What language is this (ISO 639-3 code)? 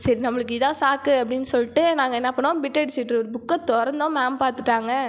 tam